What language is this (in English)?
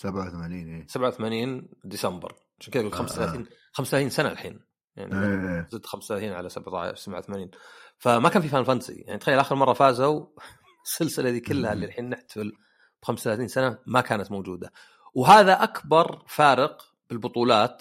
Arabic